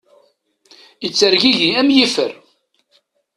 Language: Kabyle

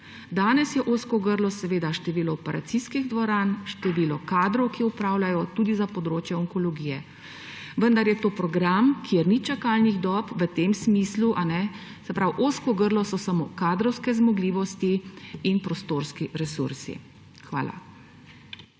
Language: Slovenian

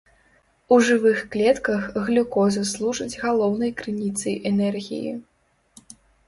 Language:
Belarusian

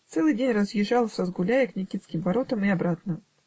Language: Russian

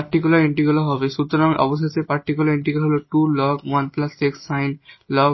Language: Bangla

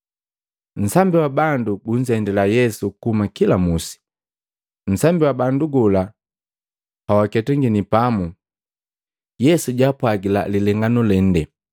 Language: Matengo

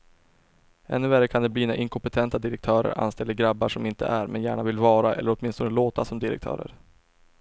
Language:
Swedish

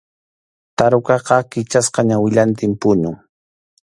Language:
Arequipa-La Unión Quechua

